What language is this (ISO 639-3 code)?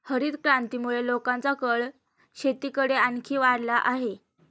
mar